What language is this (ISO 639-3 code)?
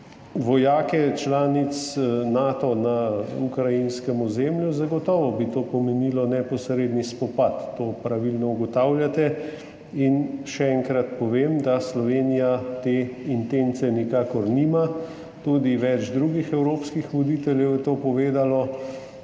slv